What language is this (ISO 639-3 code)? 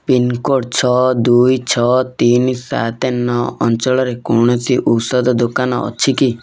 ori